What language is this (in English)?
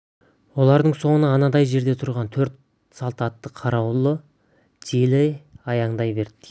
Kazakh